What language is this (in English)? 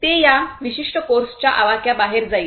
Marathi